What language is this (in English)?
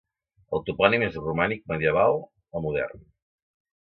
Catalan